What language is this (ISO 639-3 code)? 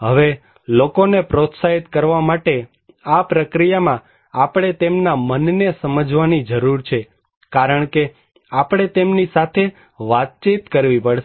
guj